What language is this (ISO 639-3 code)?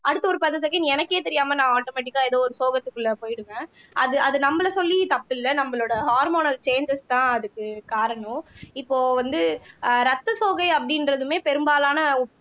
tam